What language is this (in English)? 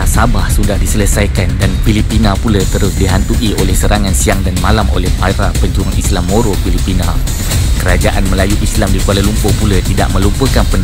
Malay